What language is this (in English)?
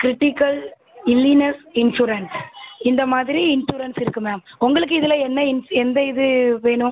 Tamil